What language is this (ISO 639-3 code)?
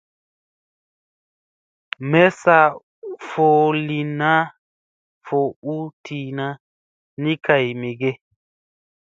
mse